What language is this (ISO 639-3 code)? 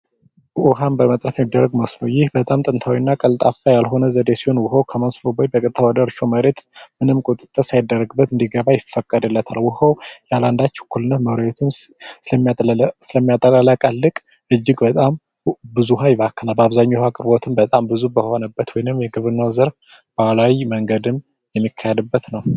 amh